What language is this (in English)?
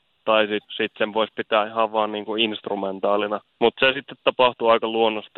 Finnish